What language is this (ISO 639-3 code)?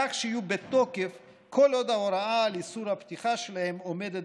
heb